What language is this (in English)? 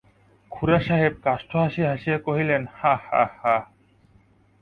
Bangla